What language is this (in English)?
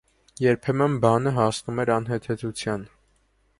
Armenian